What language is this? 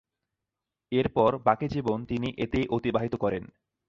Bangla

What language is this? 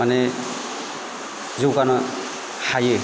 Bodo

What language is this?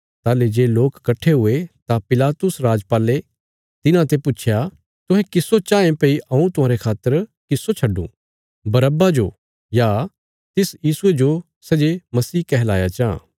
Bilaspuri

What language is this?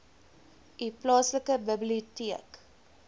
Afrikaans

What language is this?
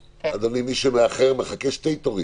Hebrew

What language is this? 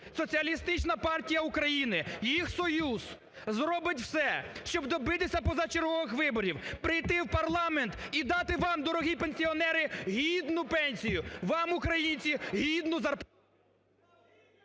Ukrainian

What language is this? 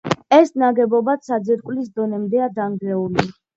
Georgian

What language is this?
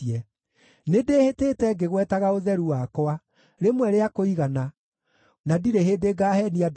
Kikuyu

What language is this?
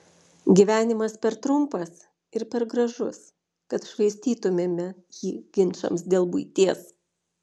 Lithuanian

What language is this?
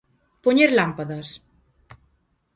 Galician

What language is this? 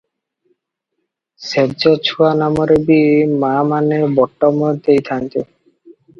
Odia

